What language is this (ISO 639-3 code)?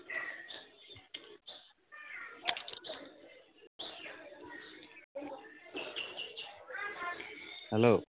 asm